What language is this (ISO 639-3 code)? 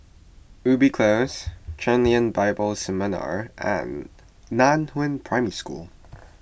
eng